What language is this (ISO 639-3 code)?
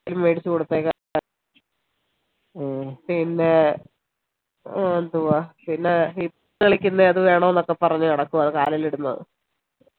mal